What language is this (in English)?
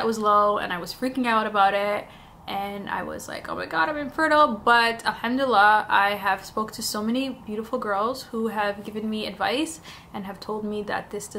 English